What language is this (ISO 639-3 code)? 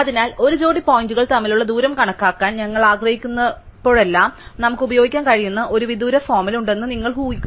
mal